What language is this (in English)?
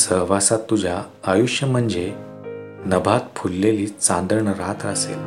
Marathi